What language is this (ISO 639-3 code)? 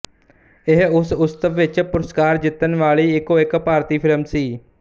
pan